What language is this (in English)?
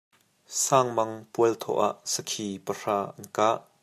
Hakha Chin